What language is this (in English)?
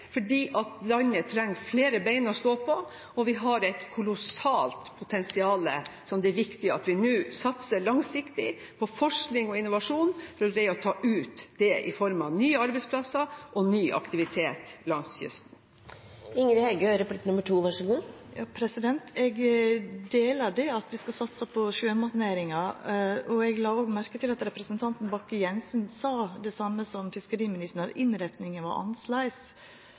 Norwegian